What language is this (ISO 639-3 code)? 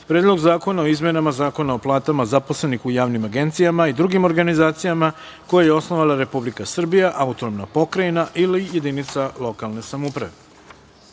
srp